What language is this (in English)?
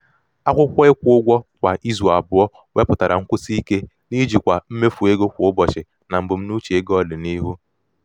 Igbo